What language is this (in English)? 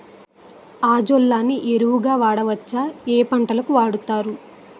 Telugu